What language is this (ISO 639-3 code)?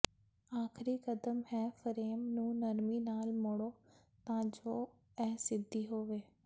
pan